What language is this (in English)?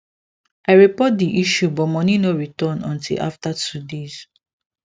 Nigerian Pidgin